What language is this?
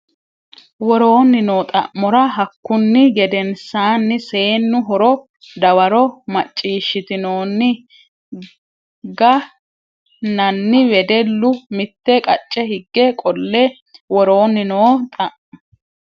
Sidamo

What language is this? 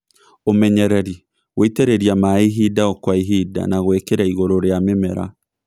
Kikuyu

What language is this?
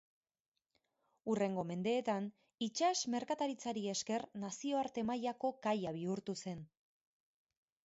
Basque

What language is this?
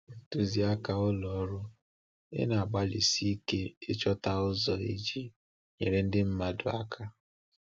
Igbo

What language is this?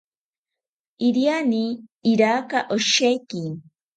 South Ucayali Ashéninka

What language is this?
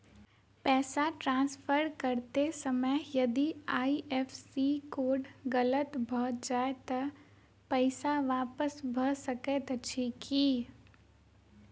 Maithili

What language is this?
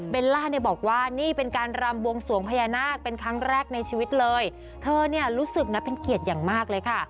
Thai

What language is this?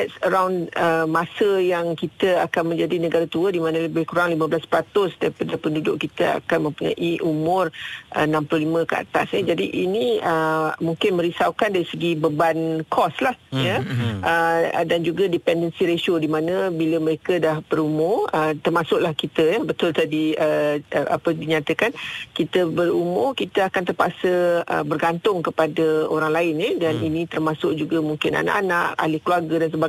Malay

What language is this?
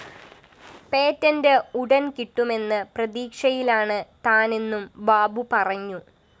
Malayalam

